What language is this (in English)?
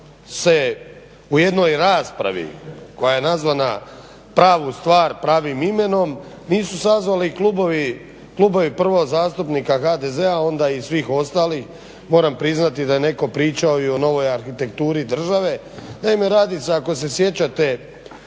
Croatian